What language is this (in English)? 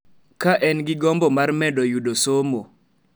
Luo (Kenya and Tanzania)